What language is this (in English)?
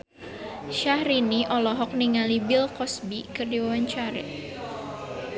Sundanese